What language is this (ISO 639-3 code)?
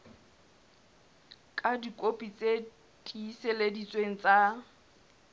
sot